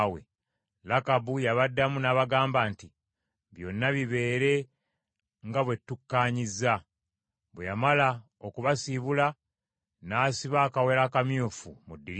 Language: Ganda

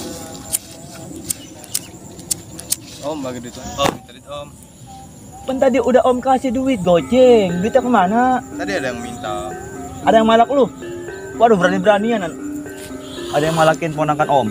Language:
Indonesian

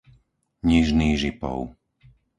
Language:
Slovak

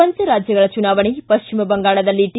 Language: Kannada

